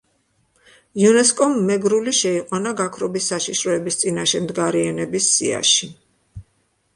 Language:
Georgian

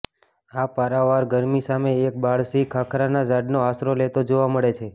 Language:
Gujarati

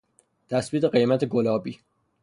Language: Persian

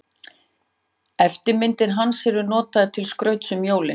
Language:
Icelandic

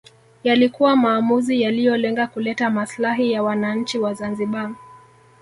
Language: Swahili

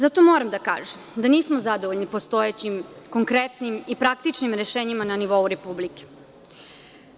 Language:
Serbian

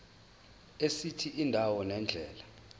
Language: Zulu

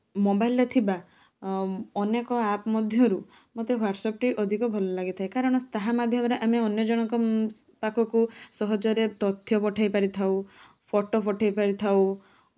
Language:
Odia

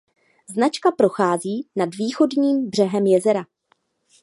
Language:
Czech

